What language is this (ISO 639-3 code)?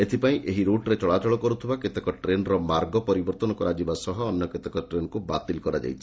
ori